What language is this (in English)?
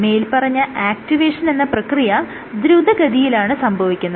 Malayalam